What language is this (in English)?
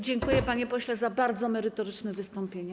Polish